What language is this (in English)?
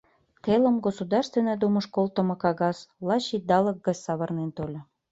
Mari